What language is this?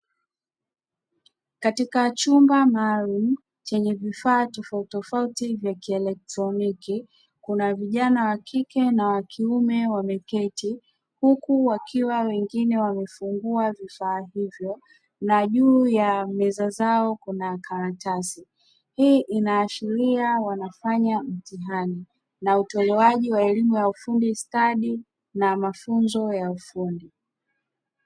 Swahili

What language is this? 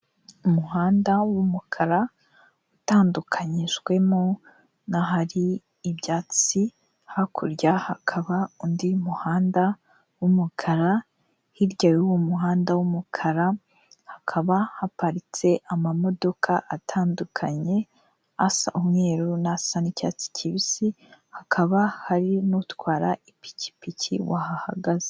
Kinyarwanda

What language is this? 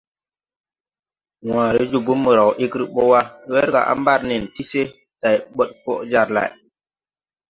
Tupuri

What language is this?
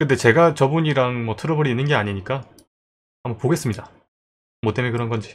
Korean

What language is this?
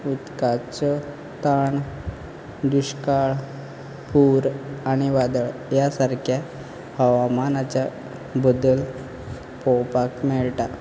Konkani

